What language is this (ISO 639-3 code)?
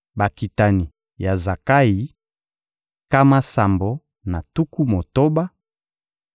lin